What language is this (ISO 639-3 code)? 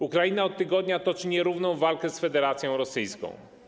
pol